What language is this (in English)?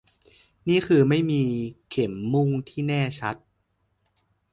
Thai